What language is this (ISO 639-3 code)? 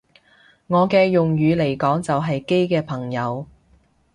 yue